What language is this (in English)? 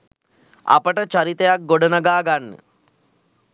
Sinhala